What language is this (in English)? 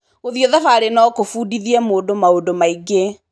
Kikuyu